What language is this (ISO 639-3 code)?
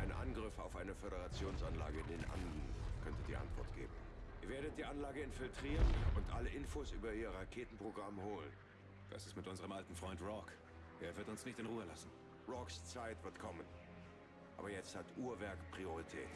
deu